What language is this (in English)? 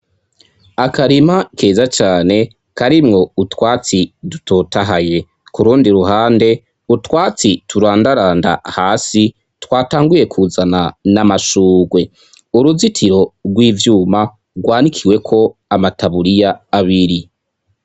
Rundi